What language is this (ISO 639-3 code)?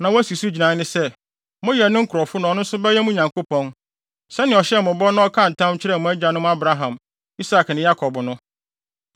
aka